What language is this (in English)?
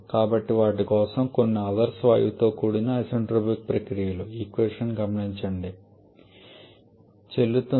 Telugu